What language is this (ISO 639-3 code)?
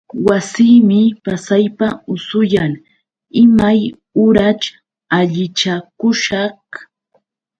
qux